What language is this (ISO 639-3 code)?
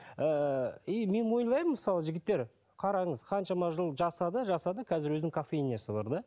kaz